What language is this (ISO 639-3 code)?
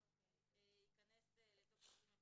heb